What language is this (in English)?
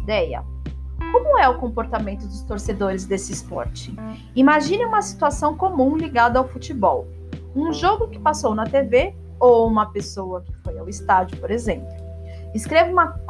Portuguese